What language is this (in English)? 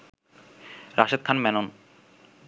Bangla